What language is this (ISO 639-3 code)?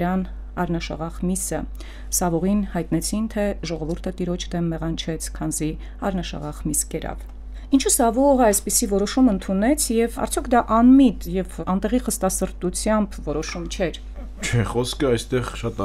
ron